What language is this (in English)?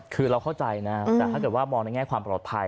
Thai